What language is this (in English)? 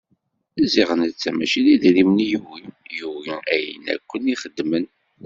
Kabyle